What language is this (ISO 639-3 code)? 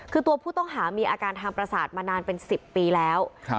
tha